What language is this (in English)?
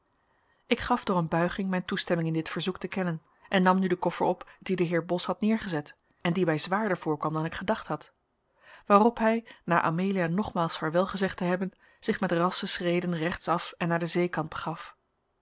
Dutch